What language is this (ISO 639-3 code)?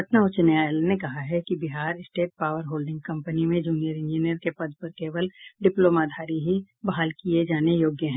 hin